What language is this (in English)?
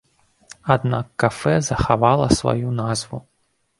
Belarusian